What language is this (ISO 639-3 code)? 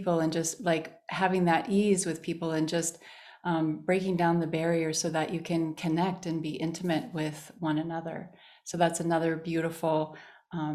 eng